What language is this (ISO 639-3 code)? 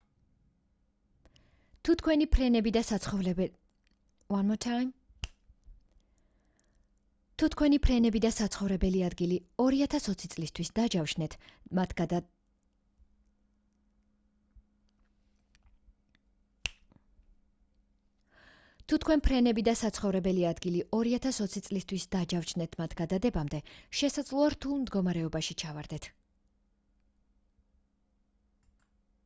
kat